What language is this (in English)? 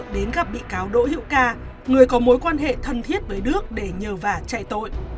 Vietnamese